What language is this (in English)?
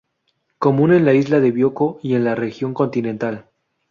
Spanish